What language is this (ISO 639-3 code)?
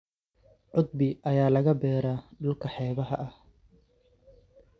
som